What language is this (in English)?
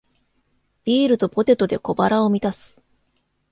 Japanese